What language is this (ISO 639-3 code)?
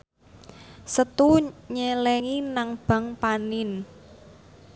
jav